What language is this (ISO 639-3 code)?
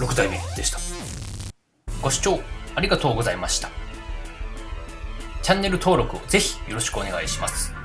jpn